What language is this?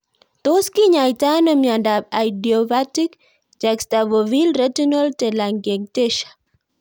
Kalenjin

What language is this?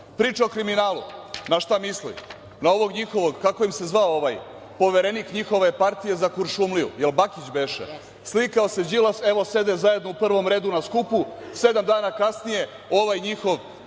Serbian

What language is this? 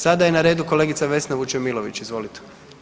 Croatian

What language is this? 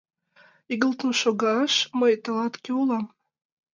Mari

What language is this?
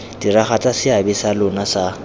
Tswana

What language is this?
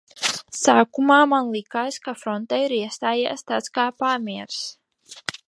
Latvian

